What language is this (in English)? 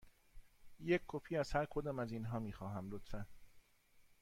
Persian